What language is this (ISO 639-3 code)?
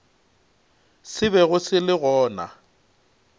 nso